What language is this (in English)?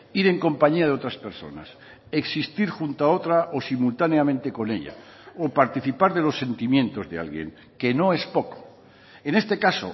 Spanish